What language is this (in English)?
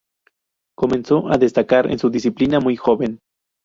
Spanish